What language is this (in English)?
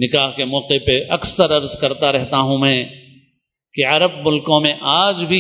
Urdu